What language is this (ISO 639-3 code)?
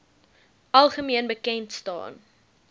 afr